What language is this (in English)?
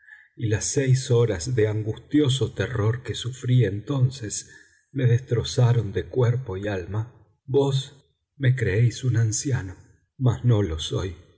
Spanish